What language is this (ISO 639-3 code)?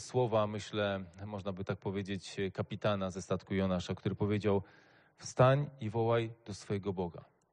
pol